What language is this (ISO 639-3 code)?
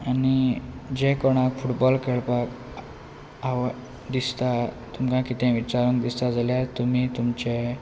kok